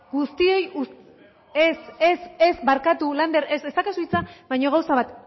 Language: Basque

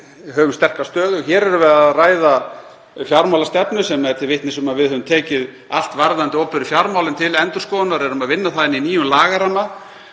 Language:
Icelandic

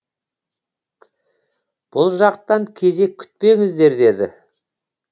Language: Kazakh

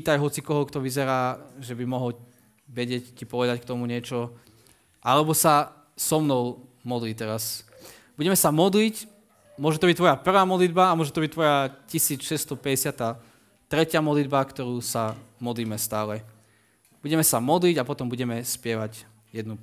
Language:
Slovak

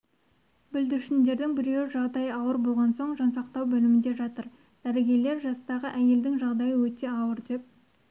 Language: Kazakh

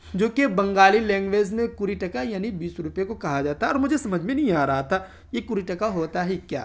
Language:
Urdu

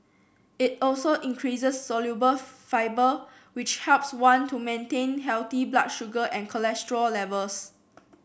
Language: English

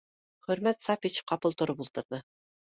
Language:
Bashkir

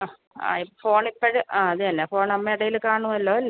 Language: Malayalam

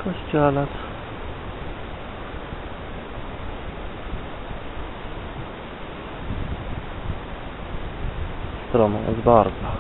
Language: Polish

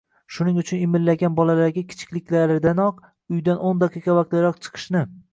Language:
Uzbek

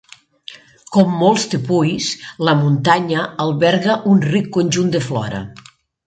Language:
Catalan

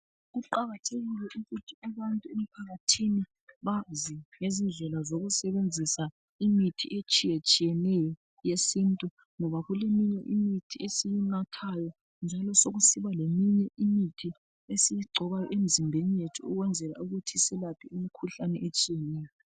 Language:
North Ndebele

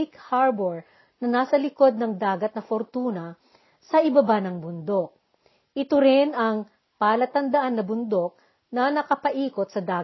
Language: Filipino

